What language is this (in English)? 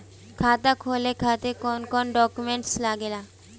Bhojpuri